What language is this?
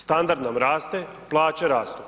Croatian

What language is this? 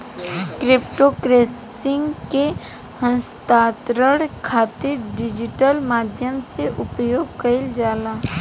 Bhojpuri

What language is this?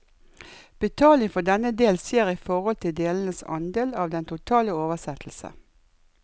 Norwegian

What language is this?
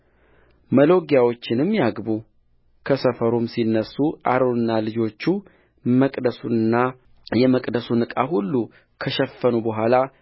Amharic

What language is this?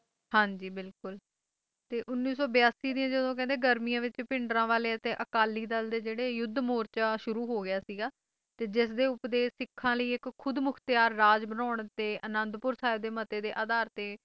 Punjabi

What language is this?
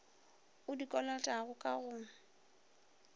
Northern Sotho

